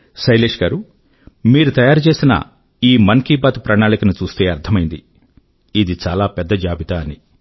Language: Telugu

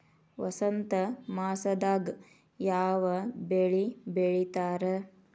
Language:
Kannada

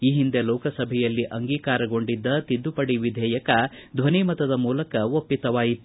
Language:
Kannada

